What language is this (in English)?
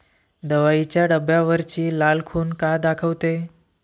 Marathi